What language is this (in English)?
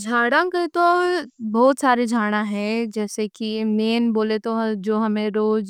Deccan